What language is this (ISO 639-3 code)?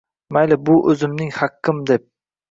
uzb